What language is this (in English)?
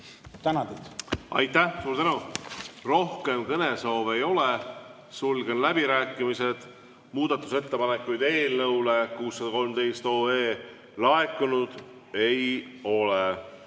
Estonian